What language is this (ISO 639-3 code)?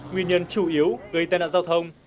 vie